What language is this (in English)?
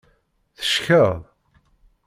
Kabyle